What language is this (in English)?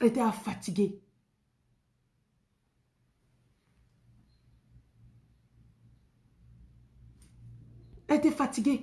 French